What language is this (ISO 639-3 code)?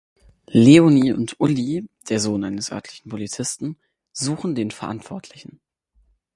deu